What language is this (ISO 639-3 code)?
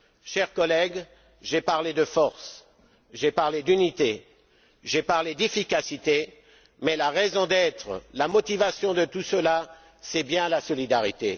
fra